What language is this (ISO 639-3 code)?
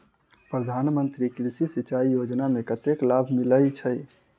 mai